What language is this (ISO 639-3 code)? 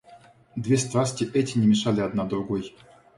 rus